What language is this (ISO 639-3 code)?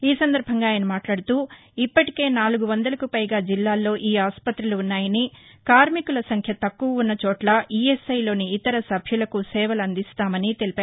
tel